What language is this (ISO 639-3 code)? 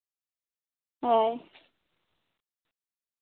sat